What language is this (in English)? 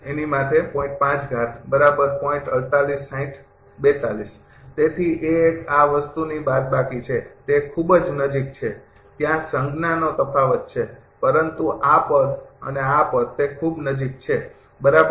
Gujarati